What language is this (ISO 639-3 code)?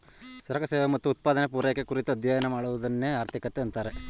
kan